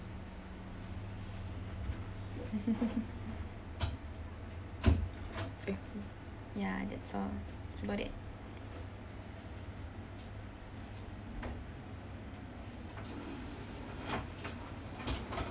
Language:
English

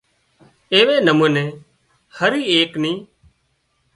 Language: Wadiyara Koli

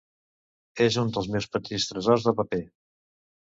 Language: Catalan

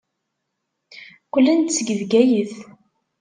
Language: Kabyle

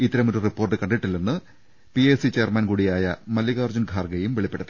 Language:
Malayalam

